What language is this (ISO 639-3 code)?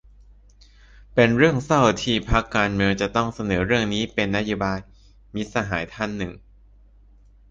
tha